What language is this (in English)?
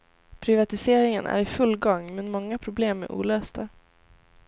Swedish